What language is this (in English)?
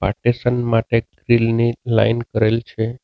Gujarati